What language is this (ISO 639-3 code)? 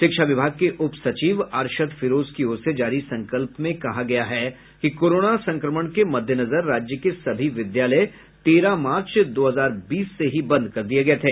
hin